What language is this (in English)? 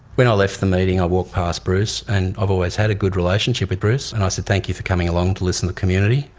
English